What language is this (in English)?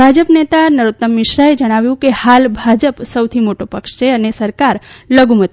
Gujarati